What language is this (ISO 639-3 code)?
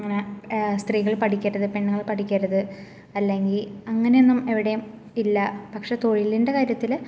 mal